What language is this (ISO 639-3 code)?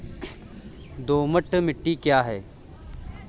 hin